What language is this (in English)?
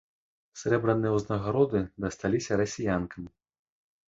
Belarusian